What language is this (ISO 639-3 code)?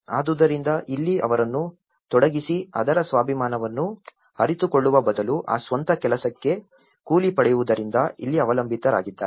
kan